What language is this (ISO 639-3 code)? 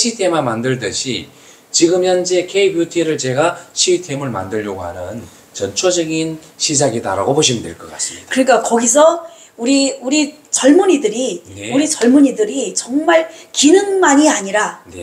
kor